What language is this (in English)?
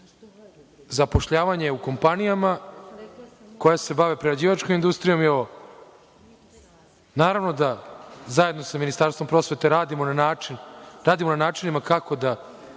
Serbian